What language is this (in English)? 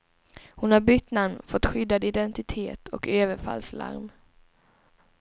Swedish